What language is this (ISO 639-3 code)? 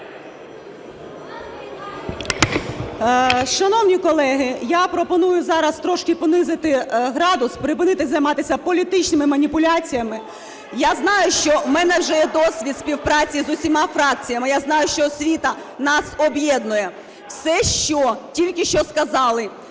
ukr